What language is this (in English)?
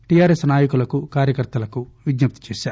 Telugu